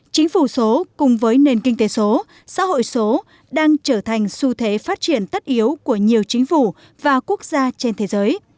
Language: Vietnamese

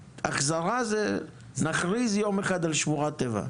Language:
Hebrew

